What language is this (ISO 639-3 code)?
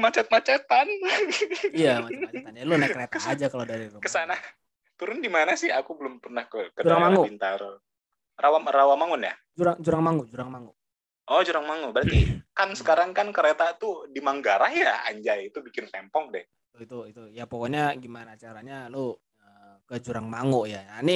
ind